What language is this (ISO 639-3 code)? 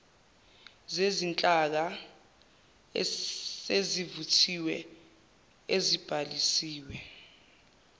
zul